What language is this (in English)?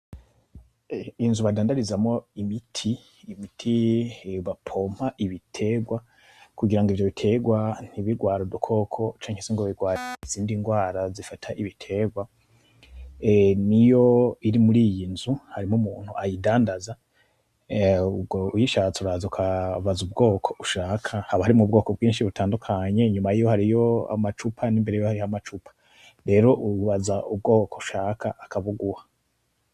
Rundi